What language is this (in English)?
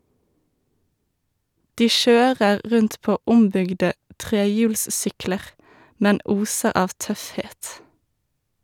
Norwegian